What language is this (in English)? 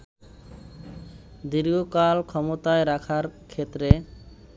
Bangla